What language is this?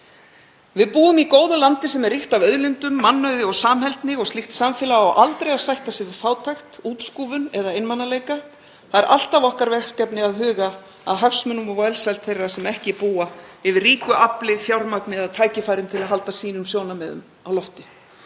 Icelandic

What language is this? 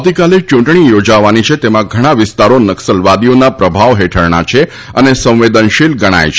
Gujarati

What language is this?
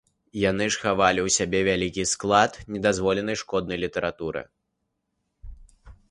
Belarusian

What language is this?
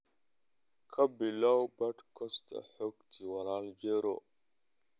Somali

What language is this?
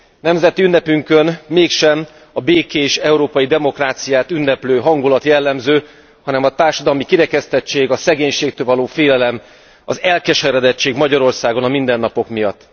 Hungarian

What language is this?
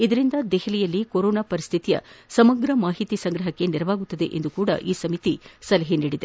Kannada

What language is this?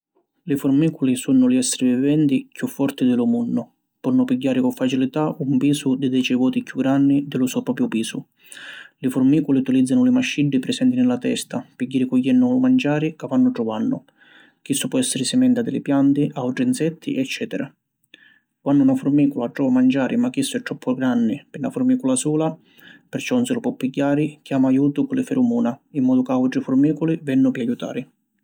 Sicilian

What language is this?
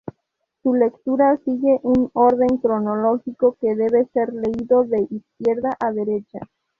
Spanish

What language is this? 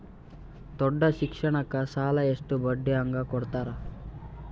Kannada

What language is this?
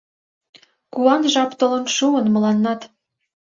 Mari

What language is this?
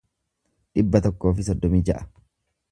Oromo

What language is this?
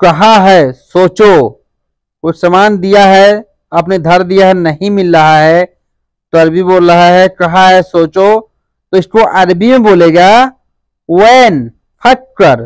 Hindi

